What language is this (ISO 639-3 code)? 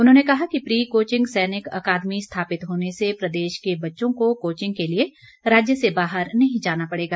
hin